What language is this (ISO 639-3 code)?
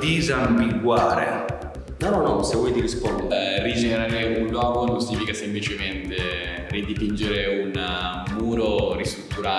ita